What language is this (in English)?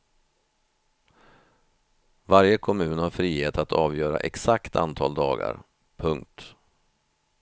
Swedish